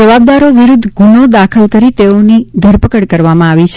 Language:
Gujarati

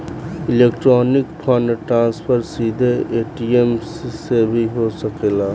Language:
Bhojpuri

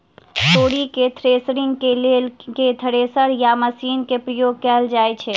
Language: Maithili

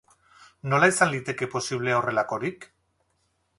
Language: Basque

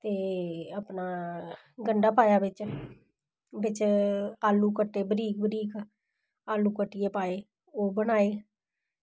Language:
Dogri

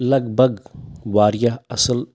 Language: Kashmiri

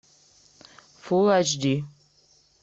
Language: Russian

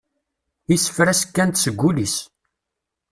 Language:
Kabyle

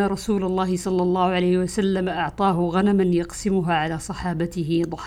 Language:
Arabic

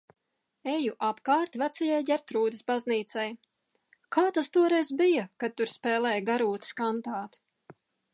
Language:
Latvian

